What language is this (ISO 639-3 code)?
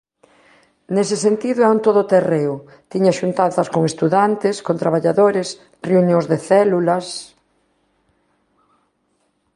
glg